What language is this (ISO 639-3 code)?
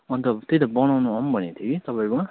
nep